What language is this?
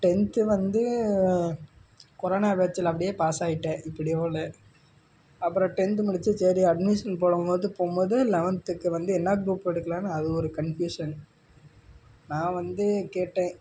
Tamil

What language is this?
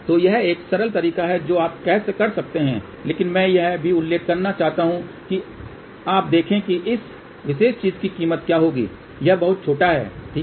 Hindi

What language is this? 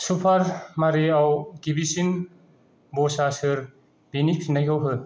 Bodo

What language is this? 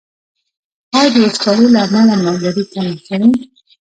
Pashto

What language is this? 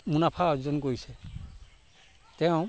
Assamese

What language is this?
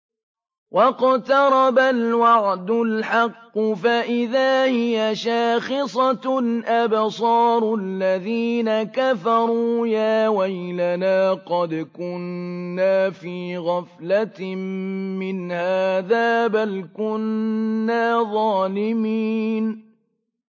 Arabic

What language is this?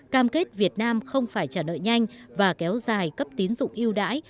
Vietnamese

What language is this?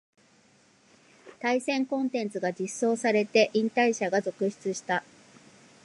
Japanese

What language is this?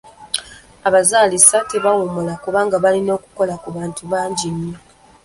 Ganda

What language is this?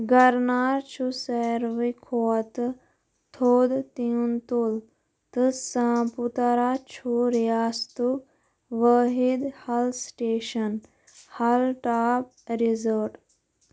Kashmiri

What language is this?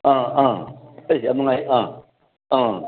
Manipuri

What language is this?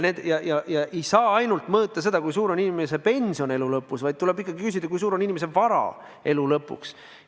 Estonian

